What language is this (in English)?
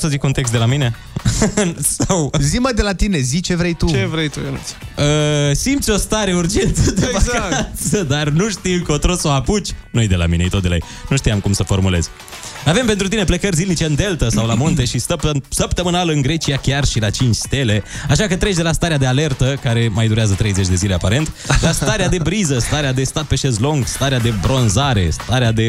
Romanian